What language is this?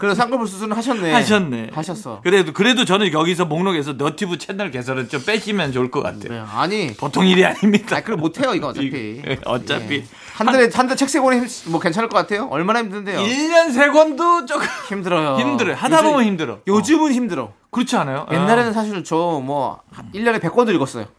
Korean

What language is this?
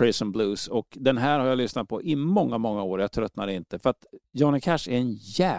Swedish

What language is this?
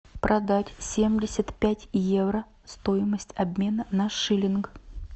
Russian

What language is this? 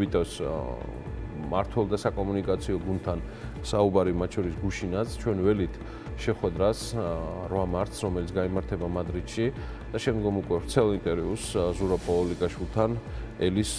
Romanian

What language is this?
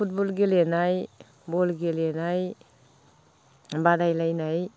Bodo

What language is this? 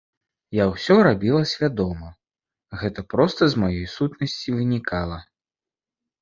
Belarusian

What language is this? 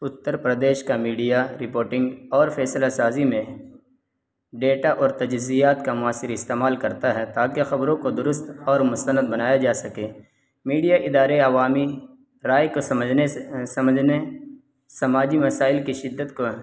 Urdu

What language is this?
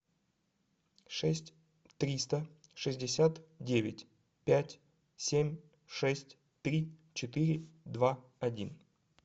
Russian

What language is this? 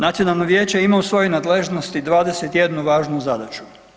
Croatian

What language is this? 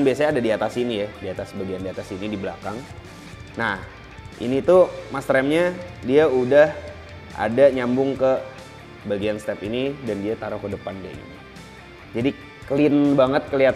Indonesian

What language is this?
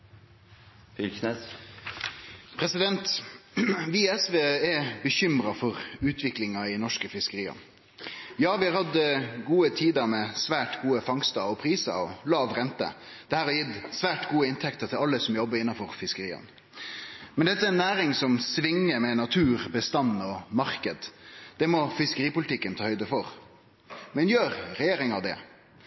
Norwegian Nynorsk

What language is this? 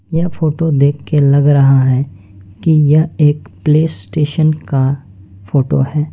Hindi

